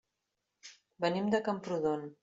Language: Catalan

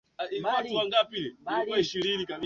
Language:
Swahili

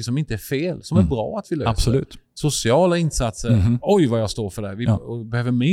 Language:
Swedish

